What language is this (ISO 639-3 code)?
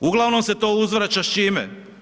hrv